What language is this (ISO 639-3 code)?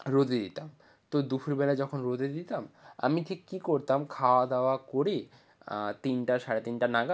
ben